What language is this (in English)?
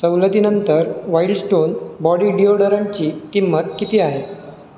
Marathi